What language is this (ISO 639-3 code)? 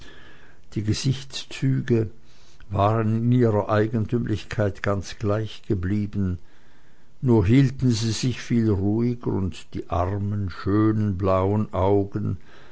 deu